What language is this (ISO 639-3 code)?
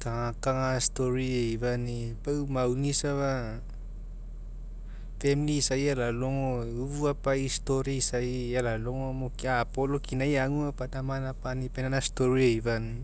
mek